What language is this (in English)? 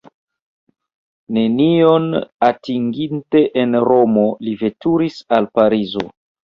Esperanto